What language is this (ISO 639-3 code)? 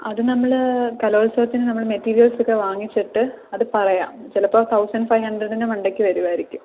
mal